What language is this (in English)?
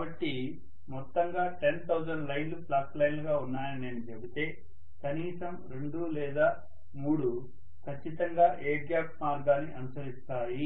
Telugu